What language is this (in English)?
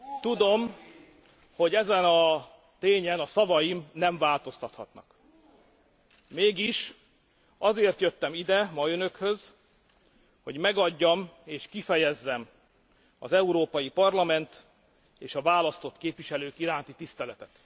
Hungarian